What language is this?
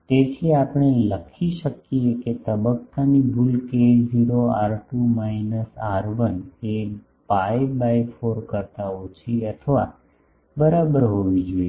Gujarati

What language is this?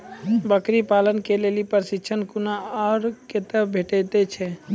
Maithili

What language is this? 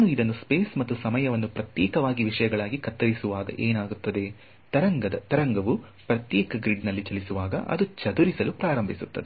Kannada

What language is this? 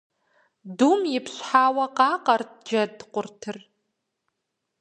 Kabardian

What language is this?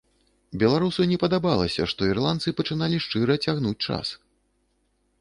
Belarusian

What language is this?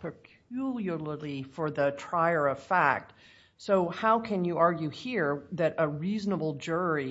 English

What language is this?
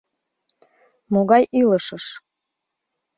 Mari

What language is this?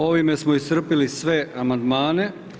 Croatian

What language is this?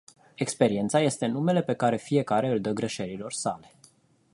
Romanian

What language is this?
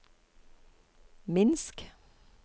Norwegian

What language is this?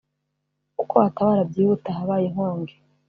Kinyarwanda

